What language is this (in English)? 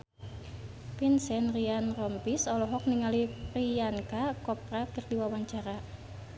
Sundanese